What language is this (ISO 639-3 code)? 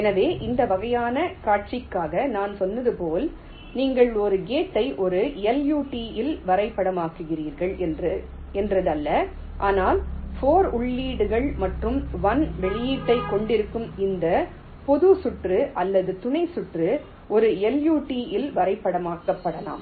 tam